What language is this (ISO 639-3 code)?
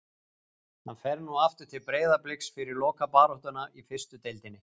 isl